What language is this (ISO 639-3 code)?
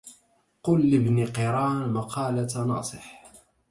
ara